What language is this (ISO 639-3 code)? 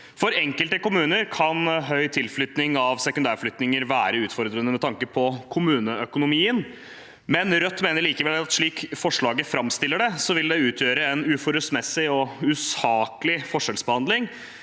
nor